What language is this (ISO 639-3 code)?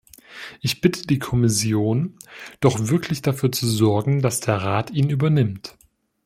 deu